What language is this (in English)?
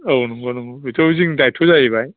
Bodo